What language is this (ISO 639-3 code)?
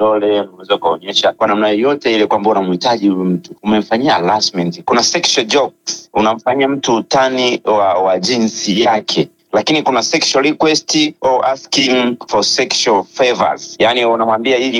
swa